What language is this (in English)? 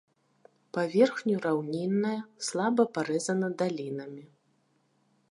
Belarusian